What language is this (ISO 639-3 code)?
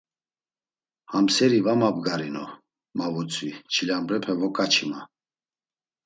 lzz